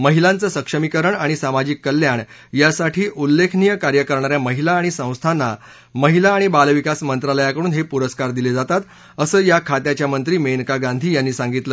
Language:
Marathi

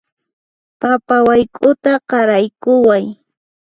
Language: Puno Quechua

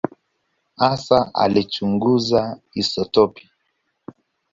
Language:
Swahili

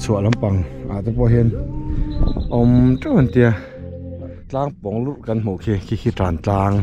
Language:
Thai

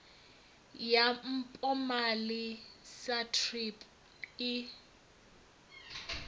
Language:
Venda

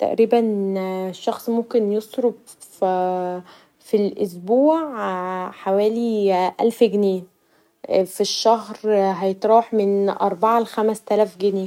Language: Egyptian Arabic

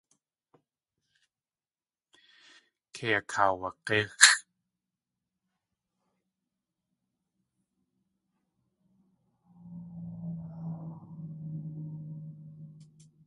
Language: Tlingit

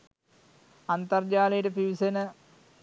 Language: Sinhala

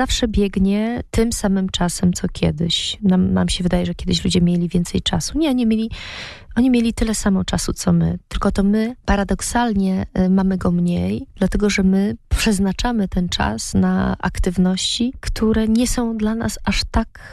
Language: Polish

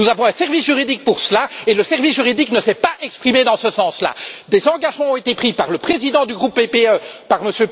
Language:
French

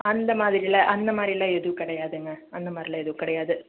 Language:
Tamil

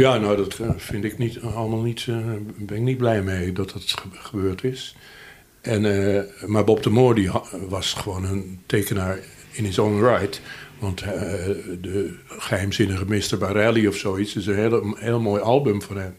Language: Dutch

